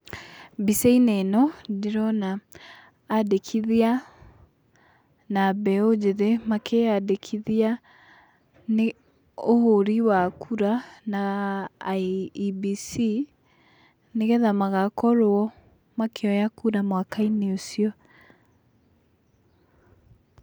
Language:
Kikuyu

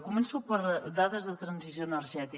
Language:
Catalan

